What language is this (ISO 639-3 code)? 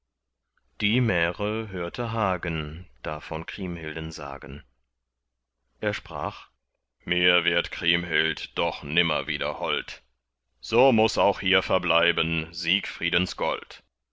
deu